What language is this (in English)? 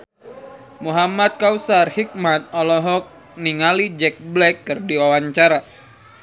Sundanese